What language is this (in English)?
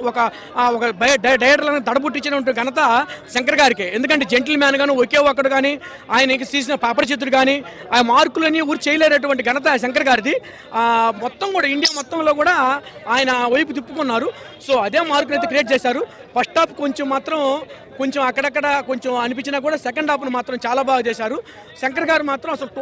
Telugu